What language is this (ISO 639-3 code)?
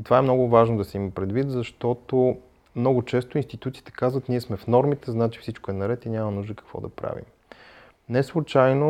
bul